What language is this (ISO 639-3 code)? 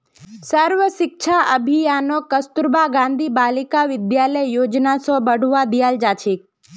mag